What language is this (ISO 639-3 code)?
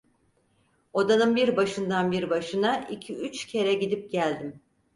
tur